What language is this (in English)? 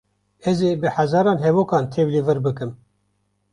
Kurdish